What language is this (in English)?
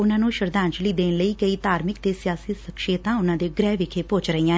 Punjabi